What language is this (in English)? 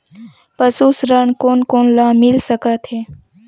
Chhattisgarhi